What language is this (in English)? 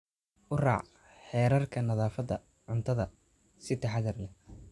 Somali